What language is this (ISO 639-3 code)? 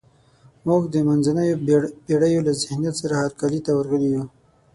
pus